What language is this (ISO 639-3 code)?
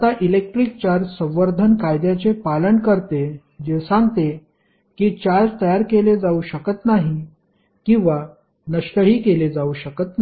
mar